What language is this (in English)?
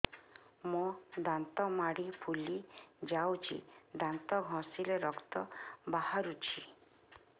Odia